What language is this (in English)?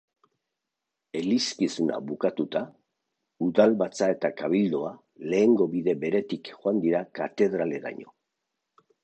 Basque